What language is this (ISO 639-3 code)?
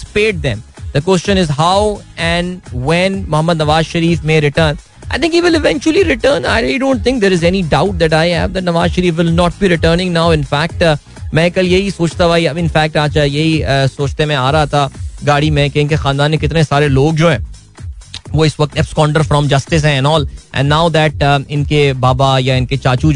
hin